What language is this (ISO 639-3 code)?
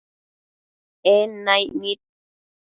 mcf